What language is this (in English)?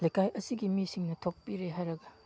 Manipuri